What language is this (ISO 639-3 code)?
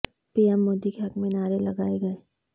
urd